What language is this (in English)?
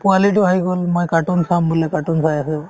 Assamese